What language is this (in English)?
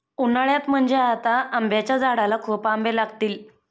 Marathi